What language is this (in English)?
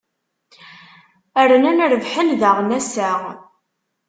Kabyle